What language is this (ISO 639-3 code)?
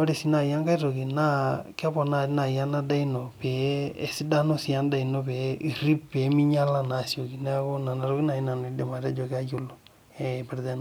mas